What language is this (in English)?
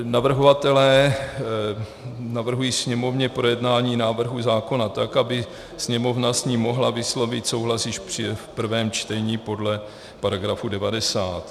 Czech